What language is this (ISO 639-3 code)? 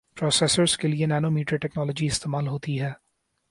urd